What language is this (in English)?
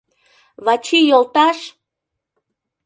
Mari